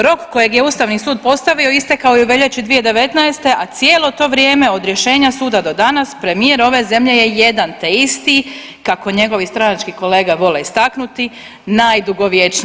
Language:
Croatian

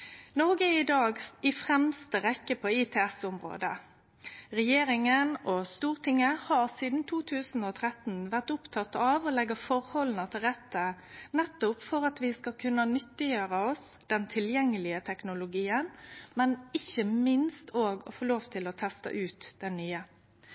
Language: Norwegian Nynorsk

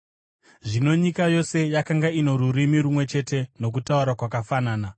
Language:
Shona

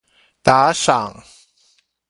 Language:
Chinese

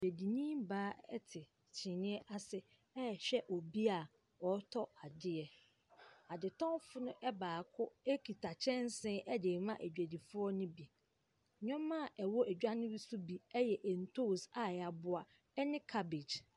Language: Akan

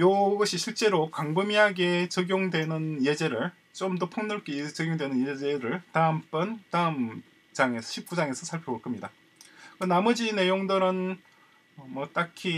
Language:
Korean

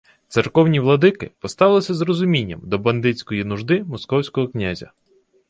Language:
Ukrainian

